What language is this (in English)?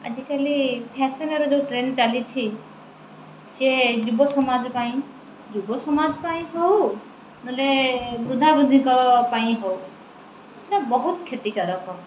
Odia